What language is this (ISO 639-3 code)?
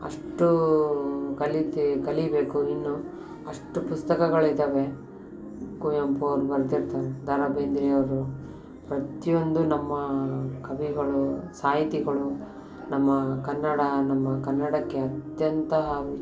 kan